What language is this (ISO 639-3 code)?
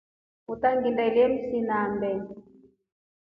rof